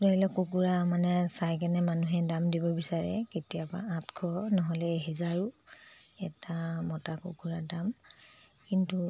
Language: Assamese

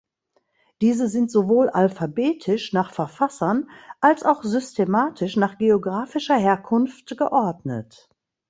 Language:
German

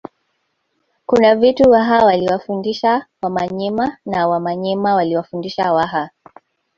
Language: Swahili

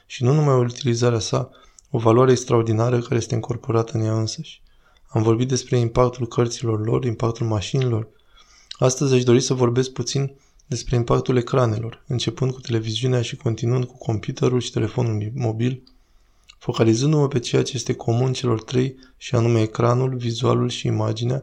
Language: Romanian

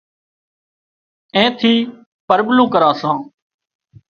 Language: Wadiyara Koli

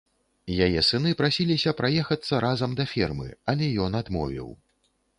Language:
Belarusian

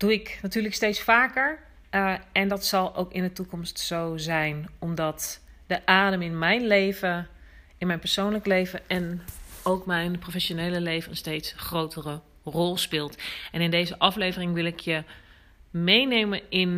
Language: Dutch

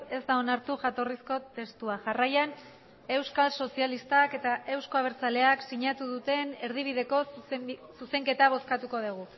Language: Basque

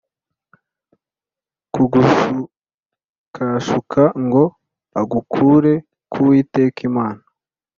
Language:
Kinyarwanda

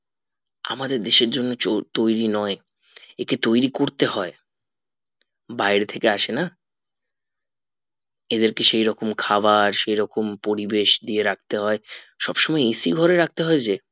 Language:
Bangla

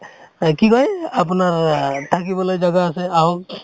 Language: Assamese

